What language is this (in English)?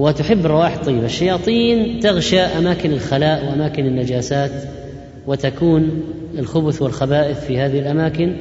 Arabic